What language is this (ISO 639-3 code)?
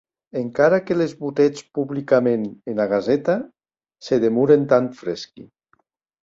oci